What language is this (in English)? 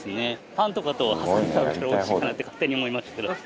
Japanese